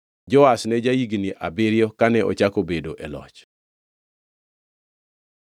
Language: Luo (Kenya and Tanzania)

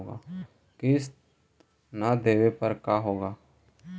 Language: Magahi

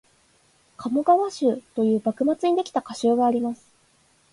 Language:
Japanese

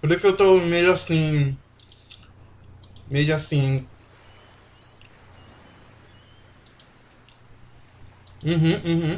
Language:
Portuguese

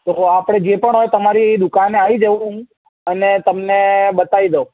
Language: Gujarati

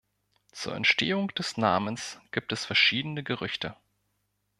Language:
German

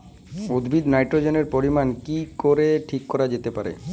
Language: Bangla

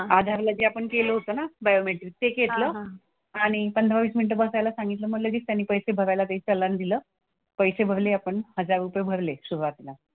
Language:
Marathi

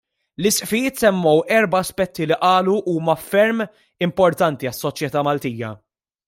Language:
Maltese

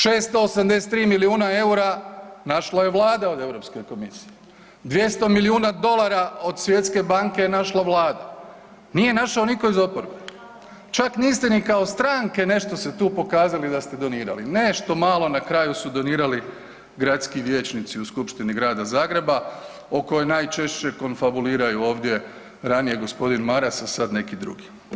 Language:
Croatian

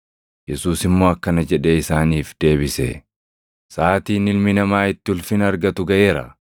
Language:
Oromo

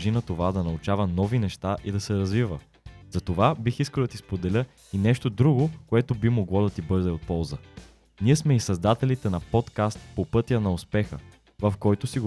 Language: Bulgarian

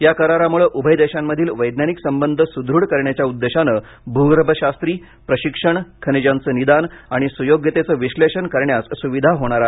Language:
Marathi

